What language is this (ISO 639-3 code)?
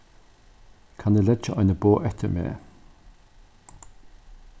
fao